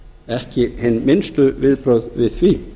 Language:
Icelandic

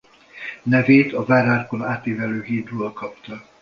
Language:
Hungarian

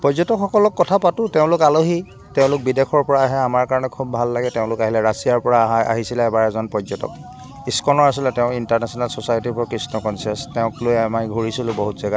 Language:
Assamese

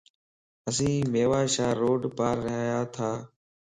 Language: Lasi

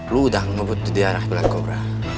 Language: Indonesian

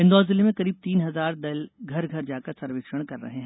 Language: Hindi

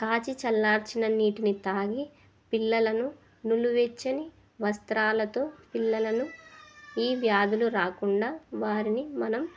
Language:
Telugu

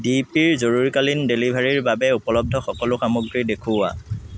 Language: Assamese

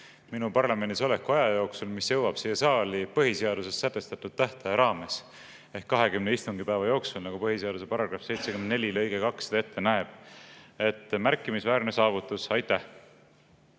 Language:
Estonian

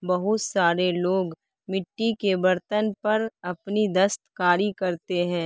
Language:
Urdu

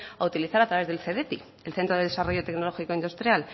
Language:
Spanish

